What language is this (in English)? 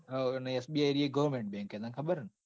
Gujarati